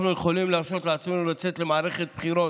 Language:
Hebrew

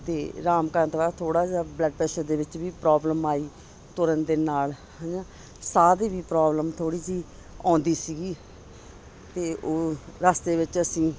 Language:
Punjabi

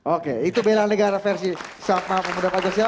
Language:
Indonesian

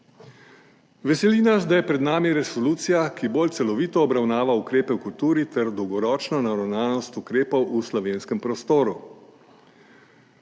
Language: Slovenian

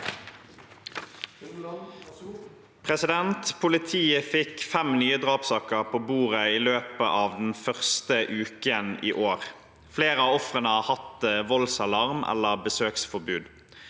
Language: Norwegian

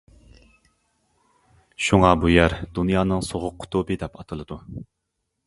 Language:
Uyghur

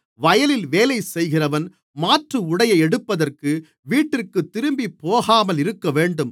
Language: Tamil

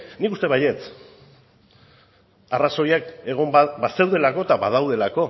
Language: Basque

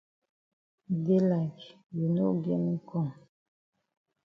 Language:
Cameroon Pidgin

